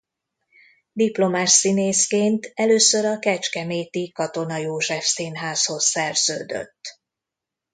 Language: Hungarian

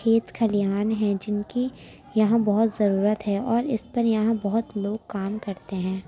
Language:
Urdu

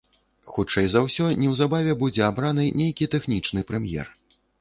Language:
Belarusian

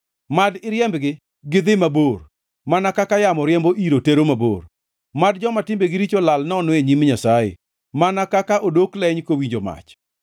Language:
Luo (Kenya and Tanzania)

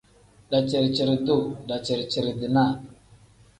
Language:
Tem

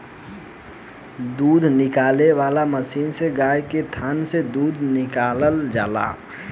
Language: Bhojpuri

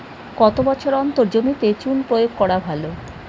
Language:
Bangla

